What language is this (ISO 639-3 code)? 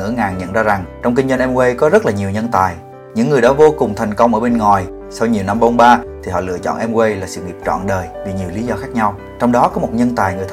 vie